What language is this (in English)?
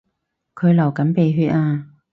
Cantonese